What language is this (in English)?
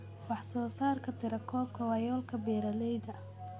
Somali